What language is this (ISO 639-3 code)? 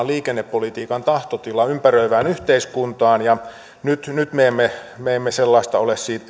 fin